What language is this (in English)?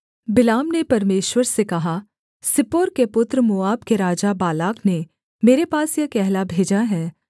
Hindi